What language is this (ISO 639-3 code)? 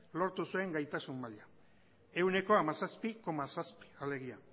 eus